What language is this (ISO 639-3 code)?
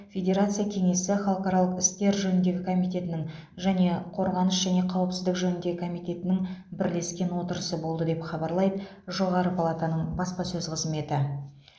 kaz